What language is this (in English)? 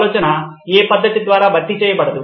Telugu